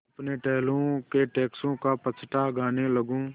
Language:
Hindi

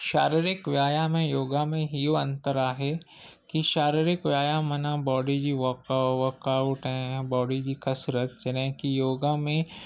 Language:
Sindhi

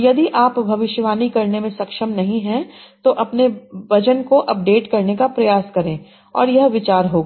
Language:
Hindi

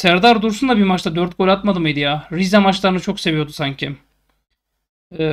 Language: Turkish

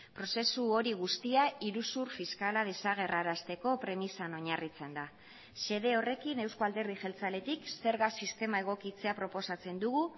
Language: Basque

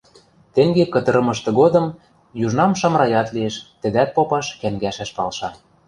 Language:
Western Mari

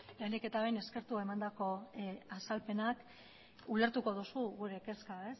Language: Basque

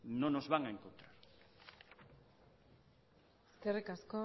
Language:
Spanish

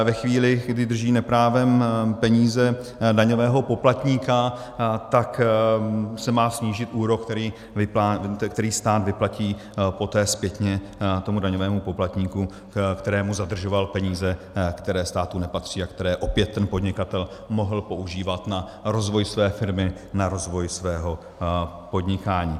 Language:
Czech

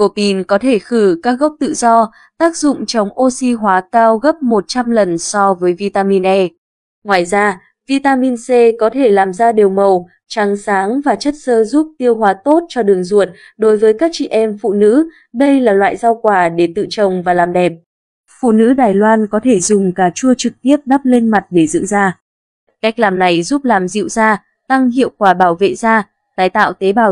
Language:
Vietnamese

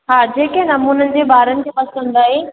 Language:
Sindhi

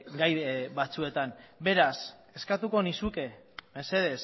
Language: Basque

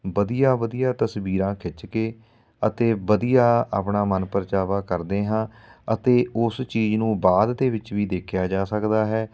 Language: Punjabi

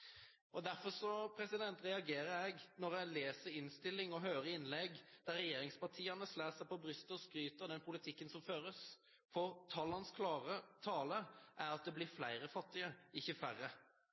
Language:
Norwegian Bokmål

